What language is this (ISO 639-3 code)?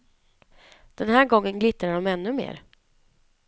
swe